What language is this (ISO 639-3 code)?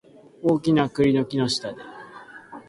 jpn